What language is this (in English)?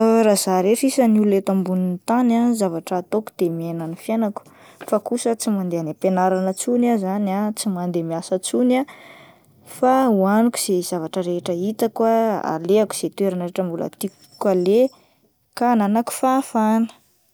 Malagasy